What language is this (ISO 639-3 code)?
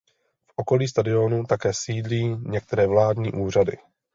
ces